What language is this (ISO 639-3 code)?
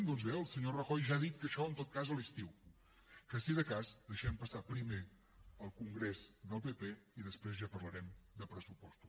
cat